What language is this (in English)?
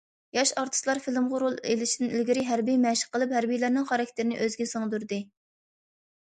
Uyghur